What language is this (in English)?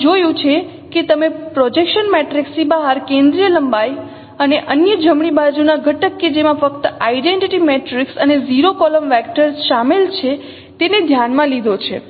Gujarati